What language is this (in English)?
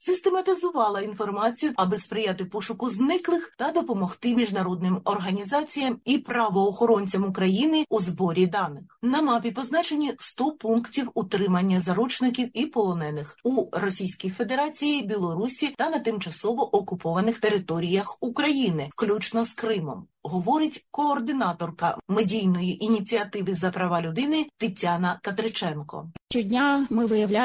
Ukrainian